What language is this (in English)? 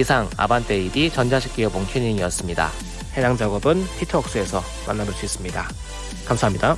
Korean